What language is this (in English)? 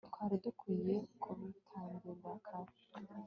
Kinyarwanda